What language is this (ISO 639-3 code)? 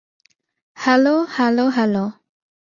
ben